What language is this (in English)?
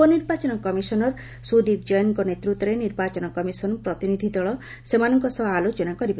Odia